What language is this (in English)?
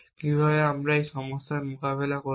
Bangla